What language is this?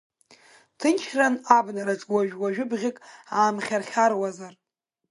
Abkhazian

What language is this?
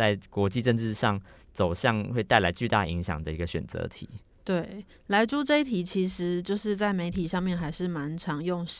Chinese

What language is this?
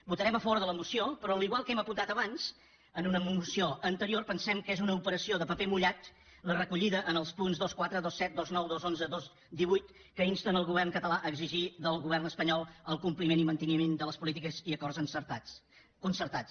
Catalan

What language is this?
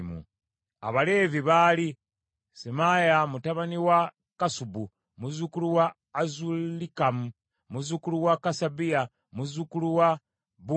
Ganda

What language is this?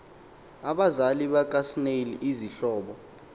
Xhosa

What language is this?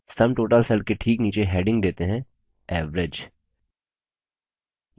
Hindi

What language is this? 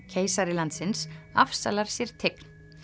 Icelandic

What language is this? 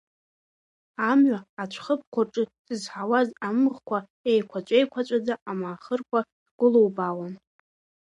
Abkhazian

